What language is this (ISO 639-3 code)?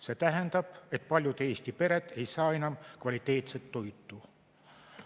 est